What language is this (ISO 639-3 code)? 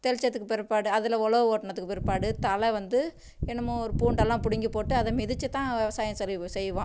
tam